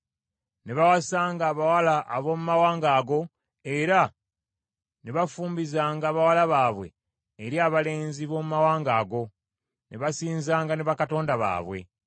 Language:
Ganda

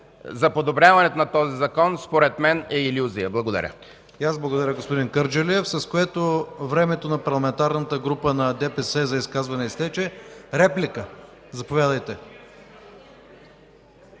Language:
Bulgarian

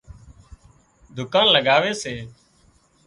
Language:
Wadiyara Koli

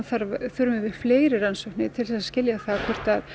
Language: Icelandic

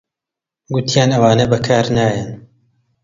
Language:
Central Kurdish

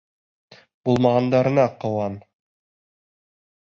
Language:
Bashkir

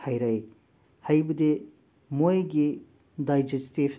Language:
Manipuri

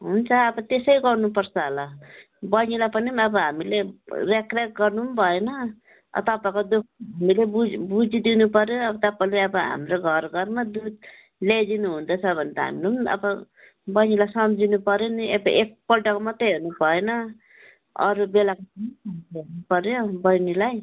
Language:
Nepali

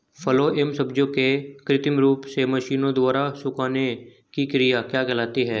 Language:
Hindi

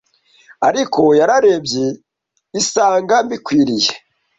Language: Kinyarwanda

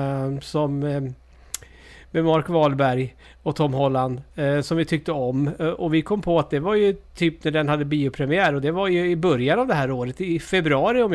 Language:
Swedish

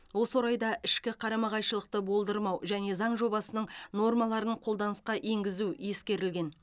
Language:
Kazakh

